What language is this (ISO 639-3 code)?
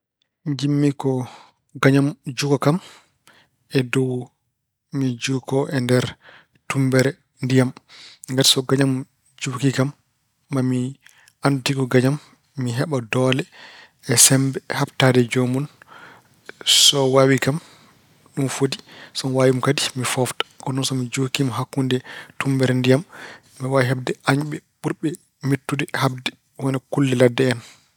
ful